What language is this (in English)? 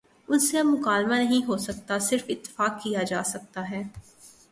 Urdu